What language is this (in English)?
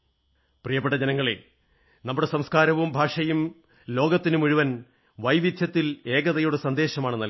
Malayalam